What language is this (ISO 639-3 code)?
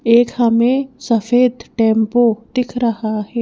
hin